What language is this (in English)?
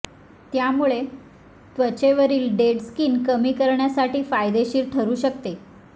Marathi